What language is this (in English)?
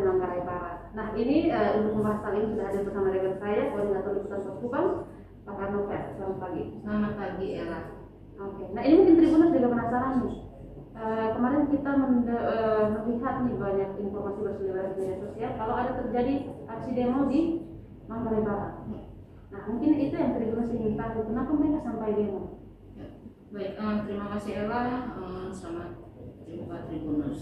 Indonesian